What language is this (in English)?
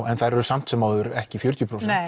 Icelandic